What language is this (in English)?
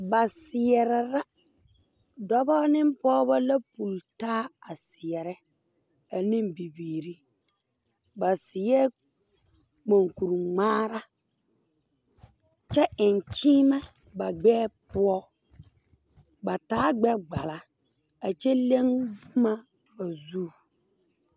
Southern Dagaare